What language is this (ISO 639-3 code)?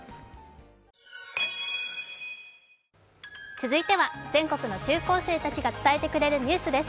jpn